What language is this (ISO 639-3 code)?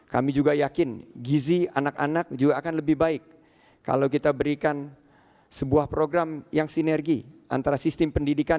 ind